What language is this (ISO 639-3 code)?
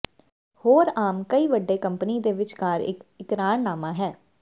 pan